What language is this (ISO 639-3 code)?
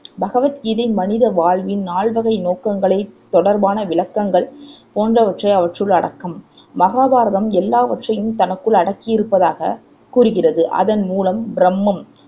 tam